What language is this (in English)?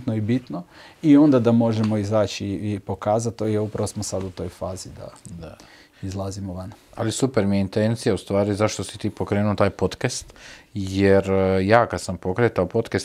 Croatian